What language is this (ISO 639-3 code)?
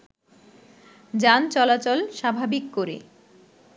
ben